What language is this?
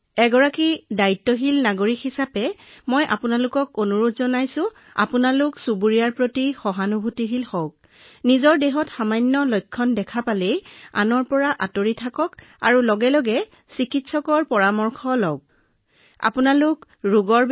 Assamese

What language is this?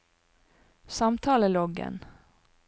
Norwegian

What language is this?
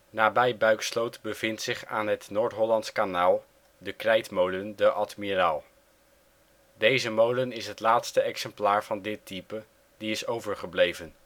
Dutch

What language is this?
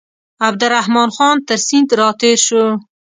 Pashto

